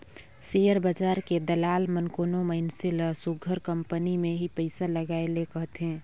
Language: Chhattisgarhi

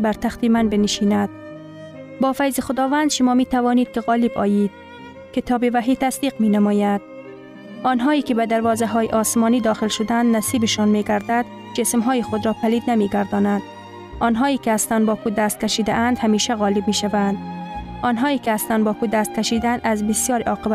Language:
Persian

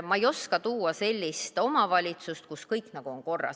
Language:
Estonian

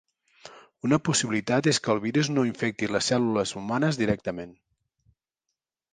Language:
Catalan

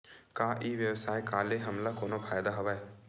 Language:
Chhattisgarhi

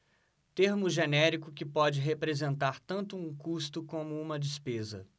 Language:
Portuguese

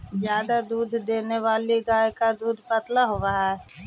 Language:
Magahi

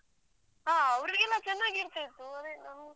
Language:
Kannada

